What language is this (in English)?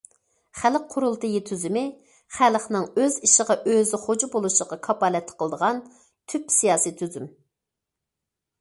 Uyghur